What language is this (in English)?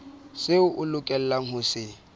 Southern Sotho